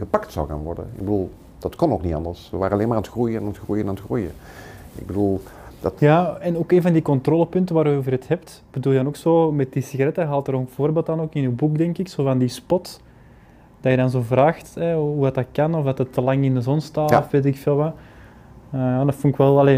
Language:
Dutch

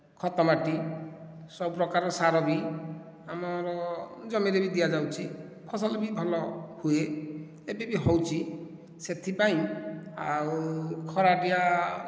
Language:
Odia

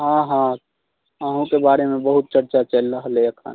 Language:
Maithili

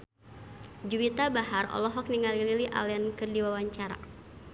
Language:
Sundanese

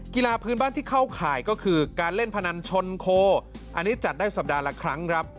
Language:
Thai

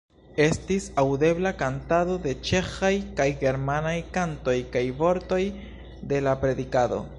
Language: Esperanto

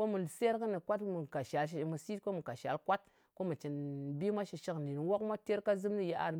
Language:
Ngas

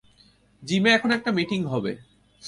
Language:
Bangla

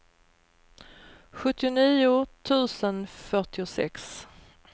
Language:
Swedish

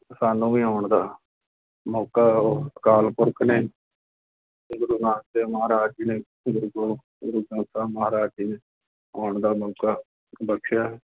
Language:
Punjabi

